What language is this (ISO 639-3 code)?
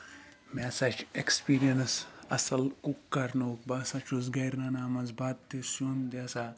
kas